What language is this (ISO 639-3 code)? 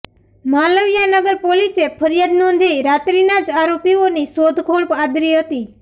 guj